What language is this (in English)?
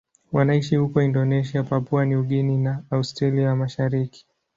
Swahili